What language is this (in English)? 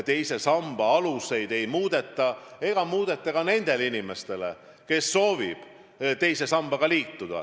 Estonian